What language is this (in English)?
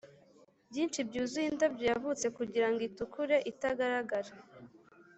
Kinyarwanda